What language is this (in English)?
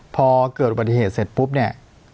Thai